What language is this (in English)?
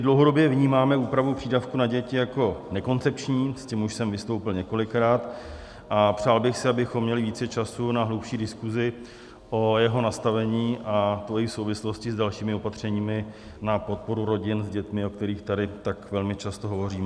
Czech